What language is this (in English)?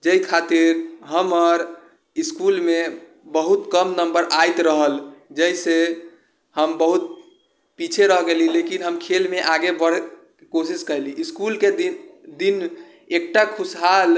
Maithili